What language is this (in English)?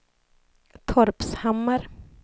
Swedish